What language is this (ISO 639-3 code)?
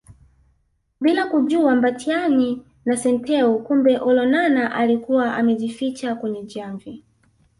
swa